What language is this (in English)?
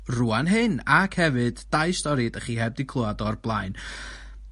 Welsh